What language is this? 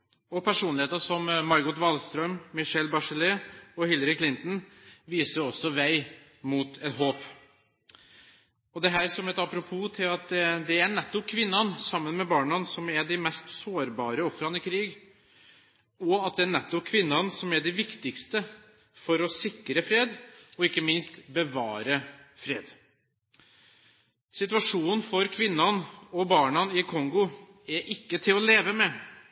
Norwegian Bokmål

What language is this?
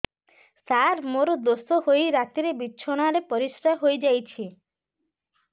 Odia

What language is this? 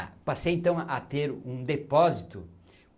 Portuguese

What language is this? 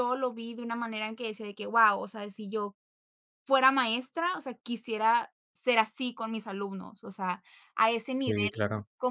Spanish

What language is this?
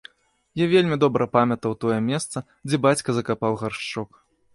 Belarusian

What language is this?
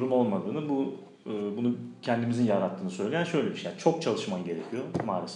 Turkish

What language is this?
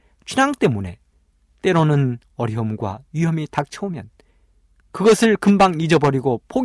Korean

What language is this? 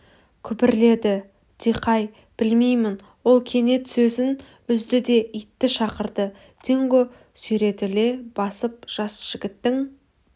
Kazakh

